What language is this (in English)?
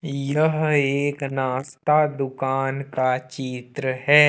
Hindi